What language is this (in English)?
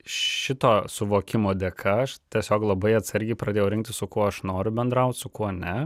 Lithuanian